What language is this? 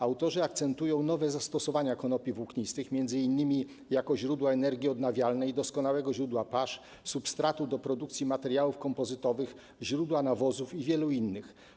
Polish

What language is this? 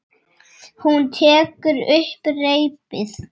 Icelandic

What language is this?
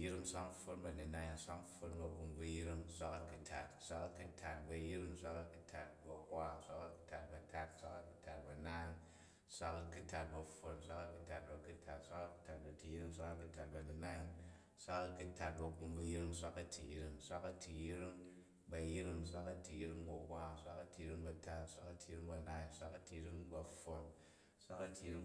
Jju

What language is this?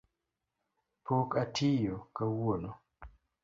Luo (Kenya and Tanzania)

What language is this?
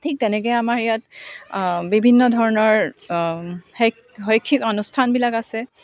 Assamese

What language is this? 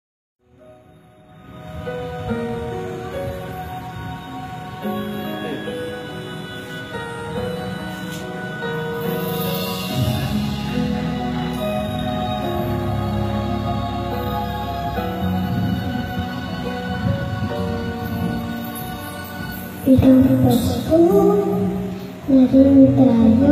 Indonesian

